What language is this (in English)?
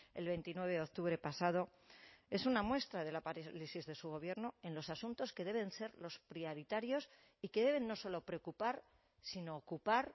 Spanish